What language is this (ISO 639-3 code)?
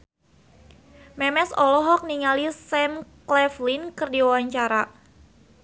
sun